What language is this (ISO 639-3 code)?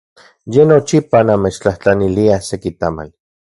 ncx